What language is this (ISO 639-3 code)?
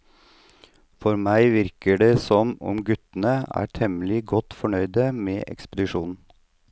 nor